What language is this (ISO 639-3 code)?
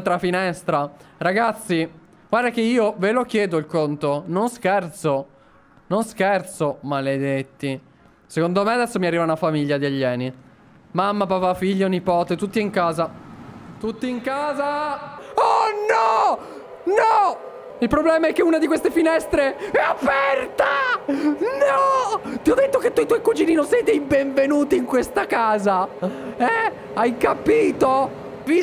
ita